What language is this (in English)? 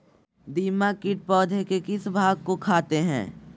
Magahi